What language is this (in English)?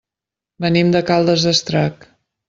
Catalan